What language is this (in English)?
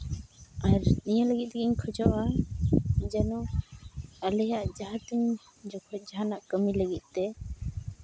Santali